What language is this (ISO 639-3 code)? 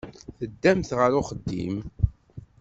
kab